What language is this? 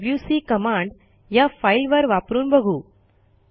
Marathi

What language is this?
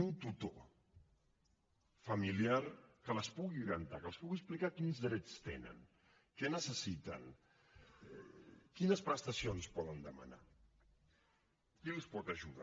Catalan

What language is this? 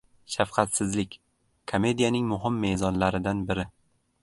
Uzbek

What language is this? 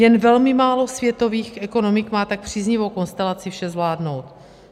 Czech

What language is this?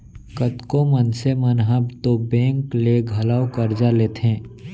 Chhattisgarhi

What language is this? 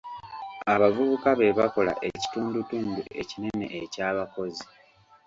Ganda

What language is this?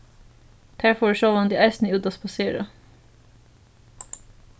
Faroese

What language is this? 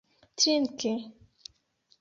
Esperanto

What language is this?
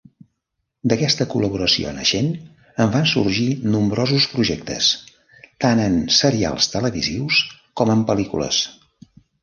Catalan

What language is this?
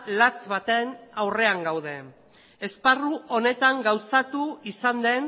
Basque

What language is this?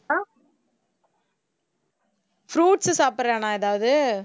Tamil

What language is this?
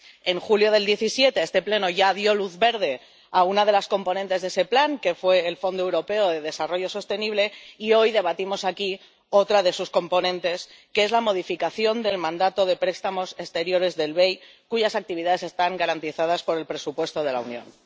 Spanish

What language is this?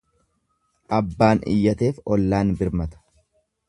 Oromo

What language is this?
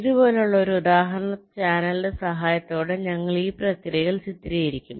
Malayalam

